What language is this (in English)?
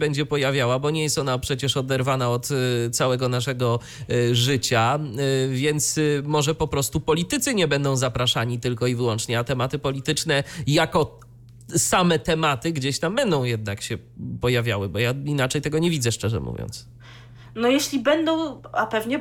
Polish